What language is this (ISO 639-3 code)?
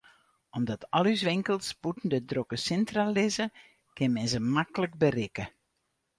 fry